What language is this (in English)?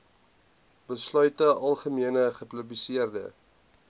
Afrikaans